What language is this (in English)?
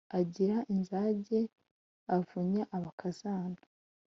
Kinyarwanda